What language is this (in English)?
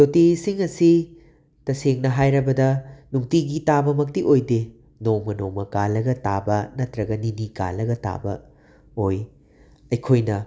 Manipuri